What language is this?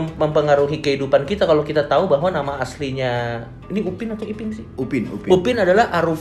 Indonesian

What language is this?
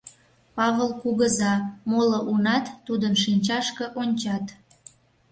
Mari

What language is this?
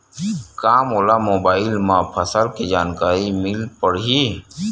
Chhattisgarhi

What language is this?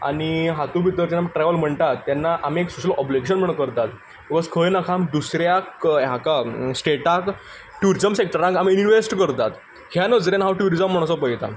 Konkani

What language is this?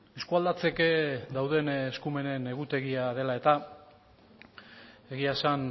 Basque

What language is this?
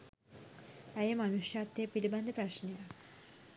Sinhala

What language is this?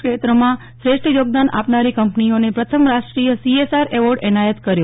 Gujarati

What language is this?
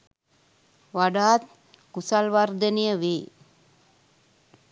Sinhala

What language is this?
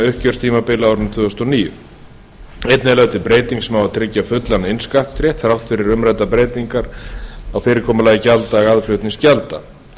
Icelandic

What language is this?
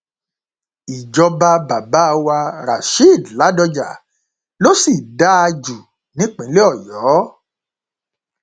Yoruba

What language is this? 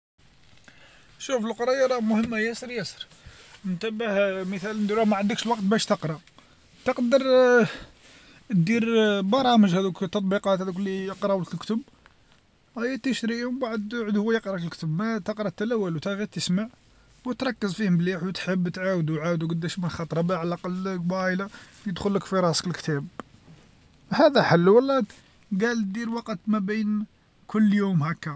Algerian Arabic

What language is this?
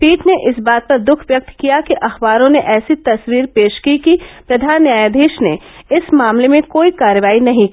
Hindi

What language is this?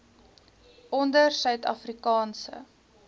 Afrikaans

